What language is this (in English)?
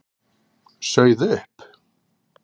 Icelandic